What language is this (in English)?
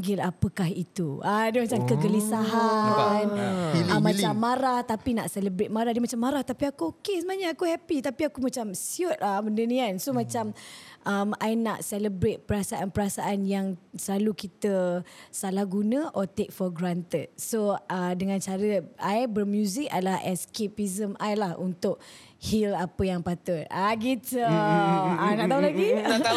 Malay